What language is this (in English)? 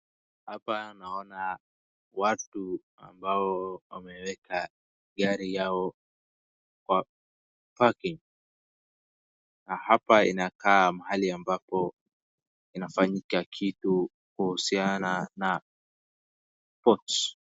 Swahili